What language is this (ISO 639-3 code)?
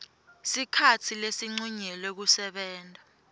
ssw